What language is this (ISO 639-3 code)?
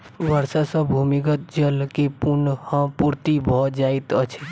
mai